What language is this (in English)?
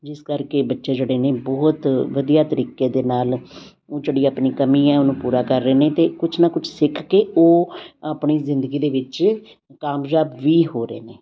Punjabi